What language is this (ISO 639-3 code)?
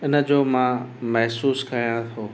snd